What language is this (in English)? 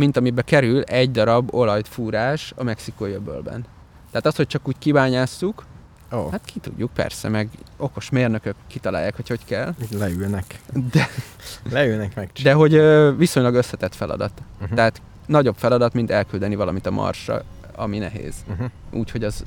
Hungarian